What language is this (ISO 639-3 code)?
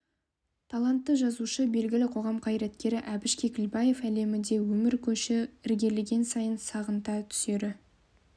kaz